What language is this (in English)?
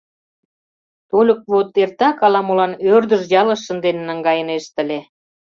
Mari